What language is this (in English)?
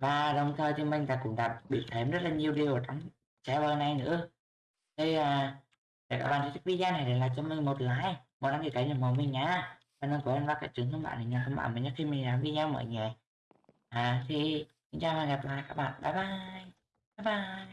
Vietnamese